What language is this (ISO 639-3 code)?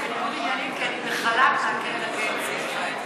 heb